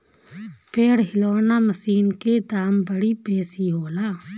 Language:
Bhojpuri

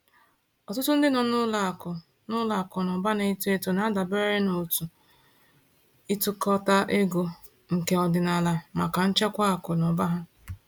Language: Igbo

